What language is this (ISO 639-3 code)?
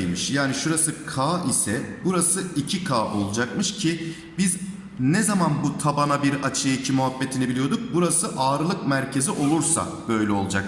tur